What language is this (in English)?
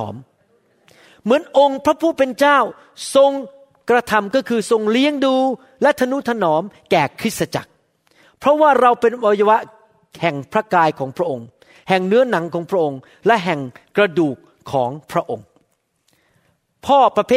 Thai